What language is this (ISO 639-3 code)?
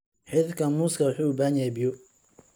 som